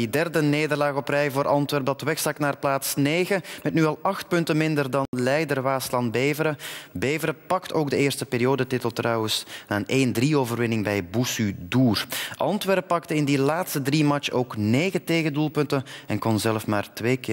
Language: Dutch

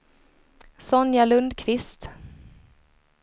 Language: Swedish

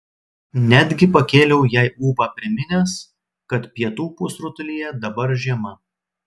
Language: Lithuanian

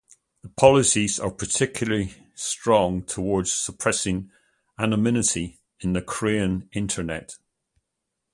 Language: English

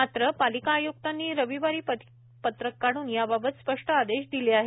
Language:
Marathi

